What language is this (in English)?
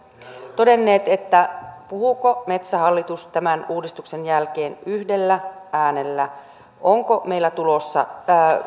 Finnish